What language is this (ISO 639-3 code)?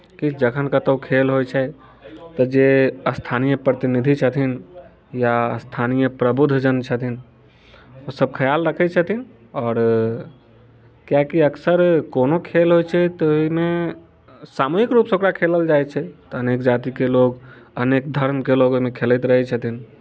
mai